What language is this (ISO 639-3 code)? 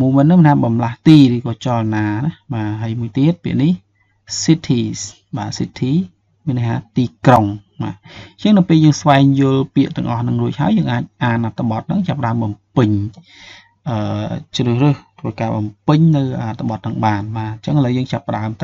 vie